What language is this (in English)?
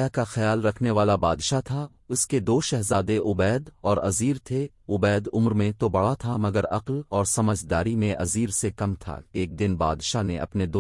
Urdu